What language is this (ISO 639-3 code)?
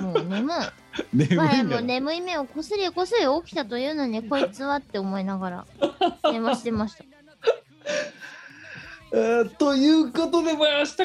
jpn